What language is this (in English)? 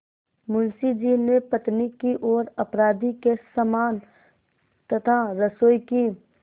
Hindi